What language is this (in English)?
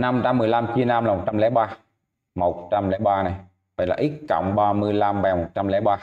Vietnamese